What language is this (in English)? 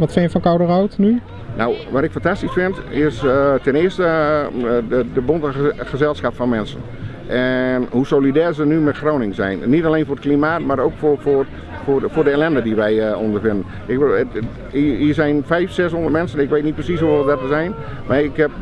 Dutch